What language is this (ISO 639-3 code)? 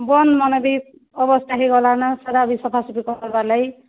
ori